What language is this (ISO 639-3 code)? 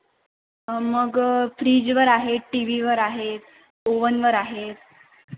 mar